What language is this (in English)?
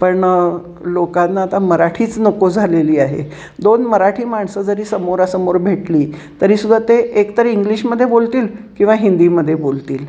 Marathi